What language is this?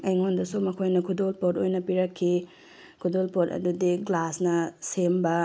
Manipuri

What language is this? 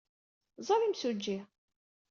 Kabyle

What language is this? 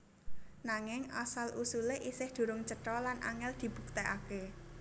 Javanese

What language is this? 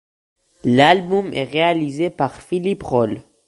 French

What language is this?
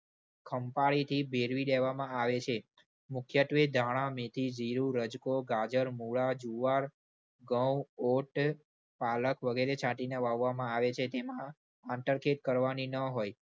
Gujarati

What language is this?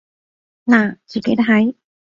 Cantonese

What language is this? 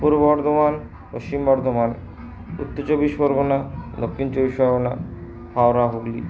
Bangla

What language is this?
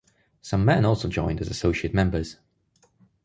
English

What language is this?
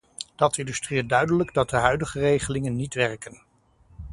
Dutch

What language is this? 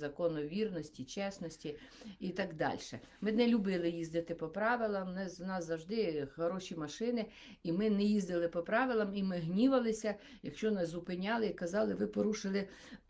Ukrainian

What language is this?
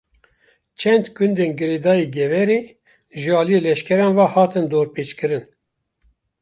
Kurdish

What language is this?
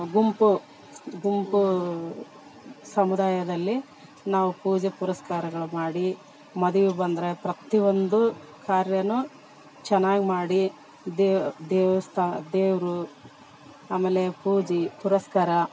Kannada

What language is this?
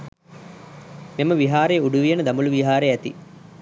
Sinhala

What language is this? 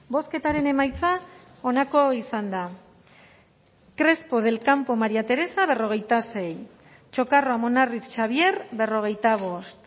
Basque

